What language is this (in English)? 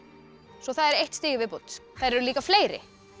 Icelandic